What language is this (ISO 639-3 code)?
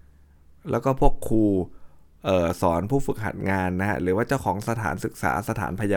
tha